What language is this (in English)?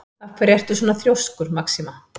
Icelandic